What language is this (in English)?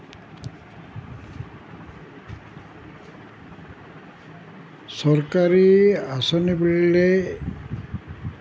Assamese